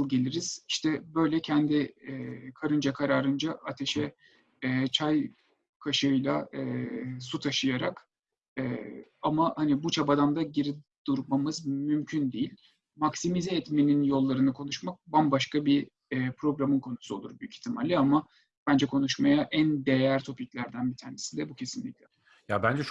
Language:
Turkish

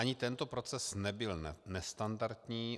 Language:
Czech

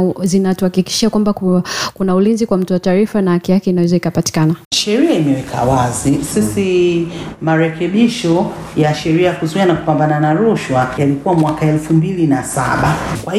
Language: Swahili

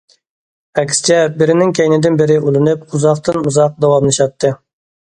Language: Uyghur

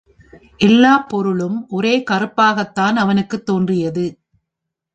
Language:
Tamil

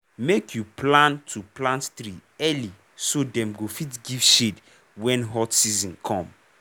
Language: Nigerian Pidgin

